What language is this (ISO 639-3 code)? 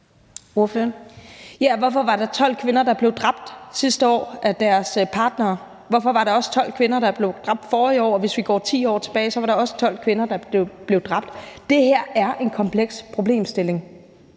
dan